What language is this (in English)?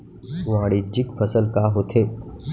Chhattisgarhi